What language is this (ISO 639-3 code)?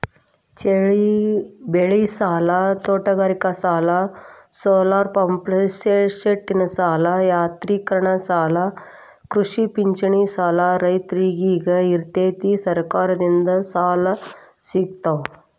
kan